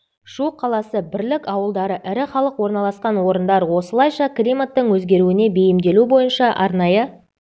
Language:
Kazakh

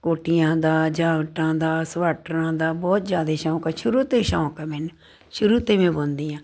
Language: Punjabi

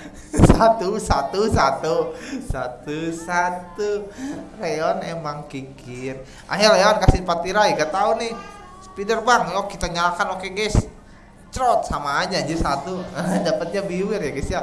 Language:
Indonesian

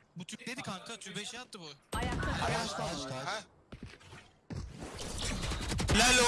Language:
Turkish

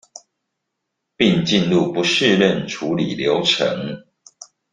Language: Chinese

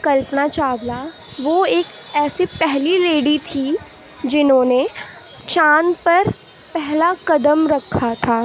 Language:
Urdu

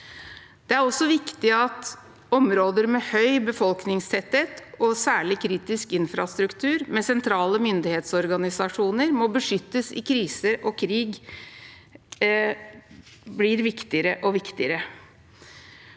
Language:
Norwegian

